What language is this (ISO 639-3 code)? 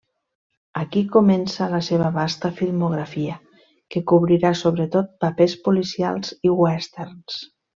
cat